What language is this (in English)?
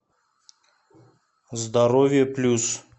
Russian